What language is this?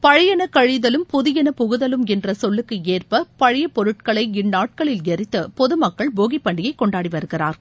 Tamil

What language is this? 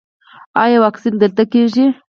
Pashto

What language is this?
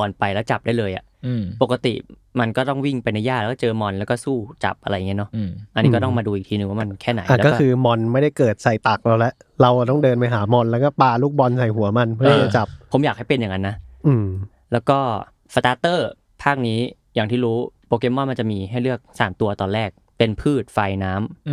Thai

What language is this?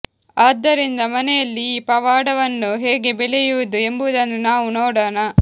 Kannada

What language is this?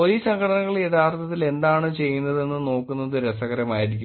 Malayalam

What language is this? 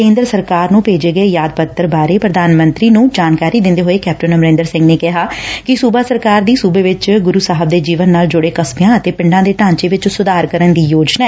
Punjabi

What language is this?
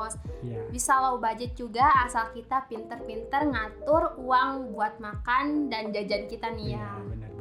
Indonesian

